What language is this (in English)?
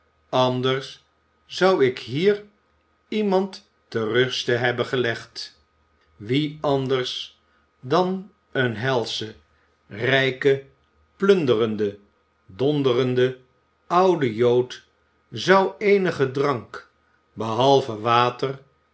Dutch